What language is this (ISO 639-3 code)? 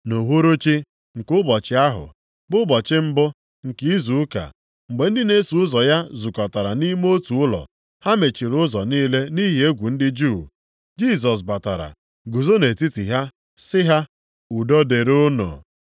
ibo